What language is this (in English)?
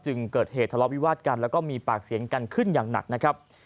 Thai